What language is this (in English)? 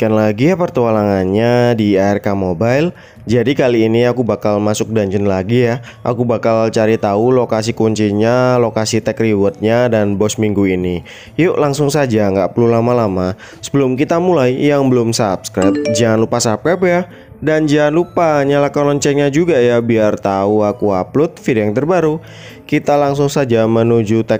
Indonesian